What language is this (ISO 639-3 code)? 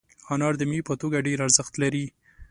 pus